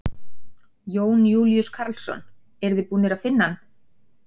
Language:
Icelandic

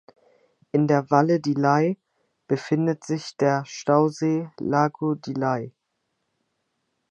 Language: German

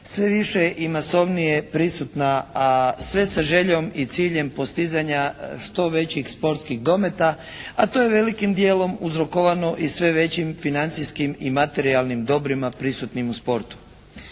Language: Croatian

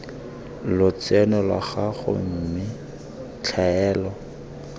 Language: Tswana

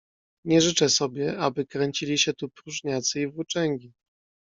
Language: Polish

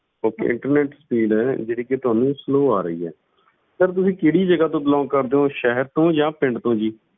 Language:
Punjabi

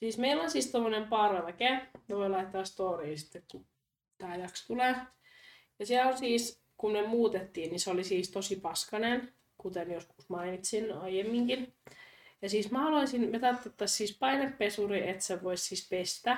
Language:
Finnish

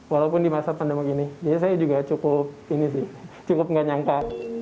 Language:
Indonesian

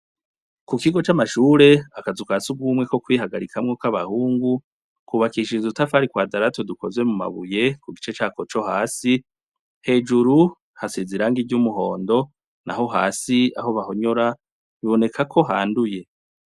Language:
Rundi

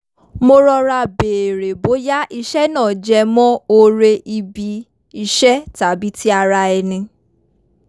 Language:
Yoruba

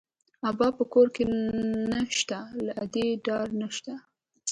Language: Pashto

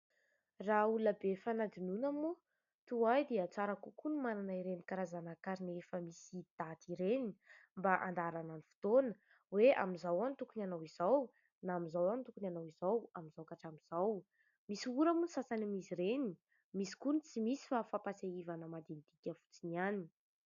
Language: Malagasy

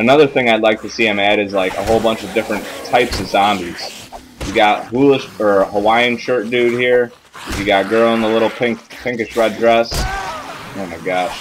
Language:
English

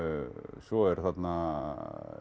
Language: Icelandic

